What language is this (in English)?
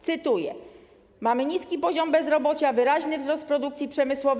Polish